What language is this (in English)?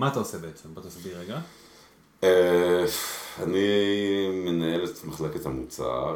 Hebrew